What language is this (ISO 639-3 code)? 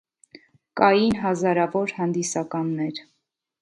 hye